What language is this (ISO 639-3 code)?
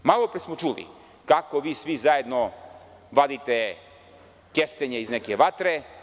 srp